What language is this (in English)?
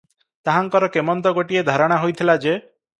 Odia